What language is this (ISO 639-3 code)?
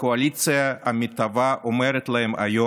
heb